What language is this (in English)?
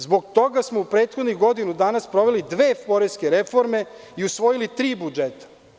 Serbian